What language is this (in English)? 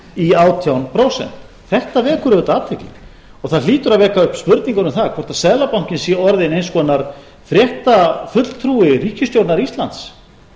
Icelandic